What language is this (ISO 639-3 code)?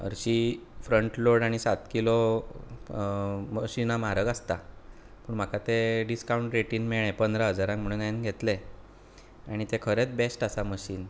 kok